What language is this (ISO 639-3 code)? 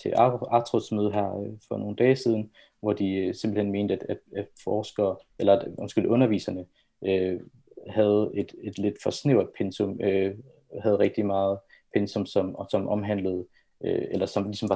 dan